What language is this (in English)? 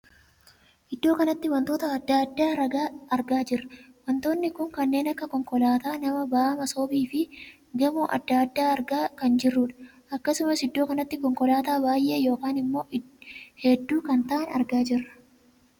Oromo